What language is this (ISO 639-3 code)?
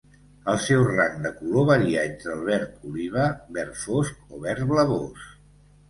cat